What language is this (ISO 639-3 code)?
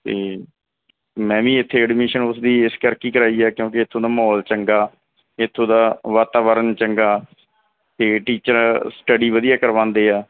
pan